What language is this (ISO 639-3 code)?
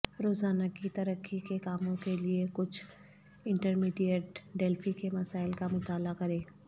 urd